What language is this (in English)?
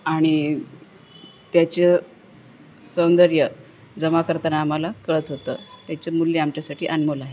Marathi